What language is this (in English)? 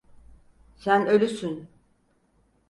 Turkish